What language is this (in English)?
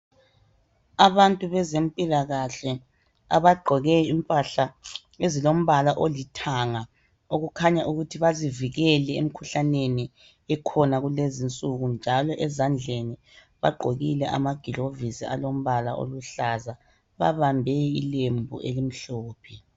North Ndebele